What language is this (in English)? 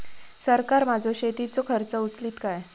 Marathi